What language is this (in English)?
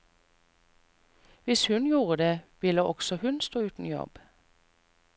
Norwegian